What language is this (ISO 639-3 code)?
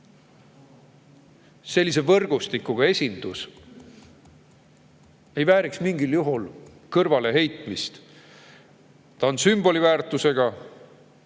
est